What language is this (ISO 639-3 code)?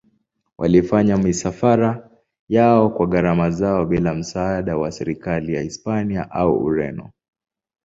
swa